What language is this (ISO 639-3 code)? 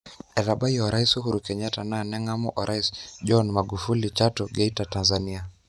mas